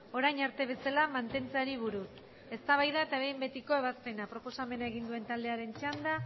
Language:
Basque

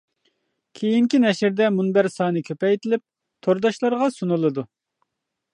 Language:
Uyghur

